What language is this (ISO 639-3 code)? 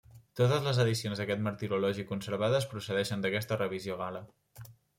cat